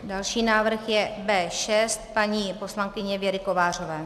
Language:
Czech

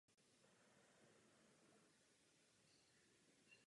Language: Czech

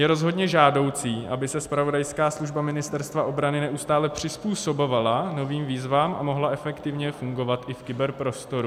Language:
Czech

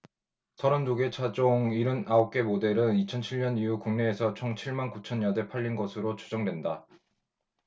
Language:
Korean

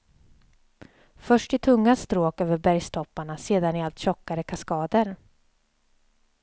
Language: Swedish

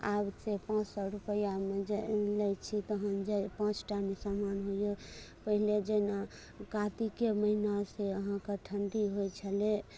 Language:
Maithili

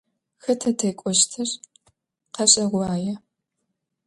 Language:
Adyghe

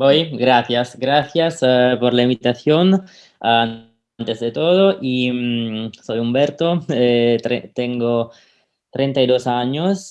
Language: Spanish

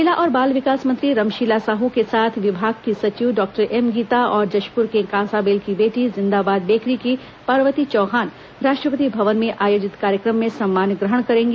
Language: Hindi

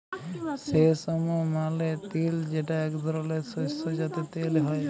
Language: Bangla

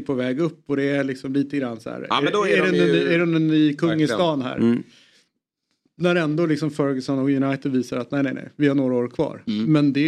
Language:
Swedish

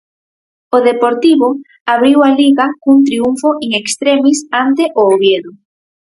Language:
Galician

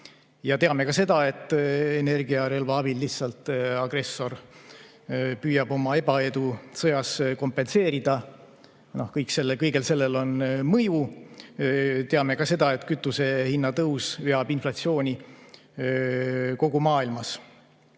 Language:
Estonian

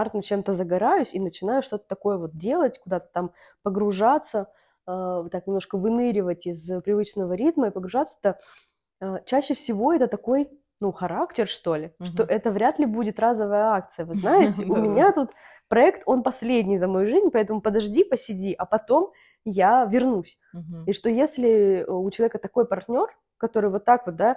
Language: Russian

